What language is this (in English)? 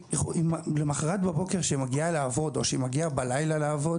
Hebrew